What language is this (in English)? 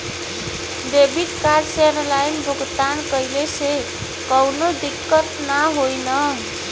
Bhojpuri